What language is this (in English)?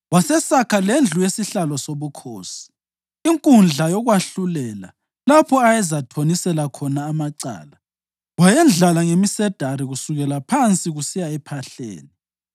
North Ndebele